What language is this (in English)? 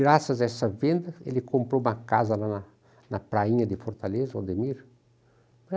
Portuguese